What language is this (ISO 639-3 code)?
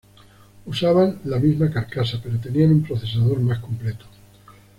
spa